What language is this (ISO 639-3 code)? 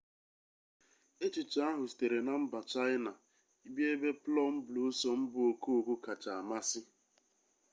ibo